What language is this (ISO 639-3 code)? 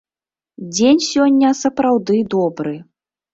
bel